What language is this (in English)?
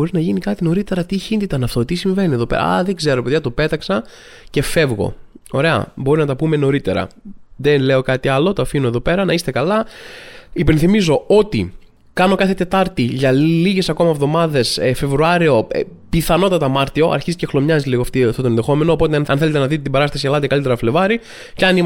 Greek